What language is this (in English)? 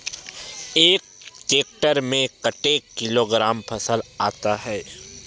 Chhattisgarhi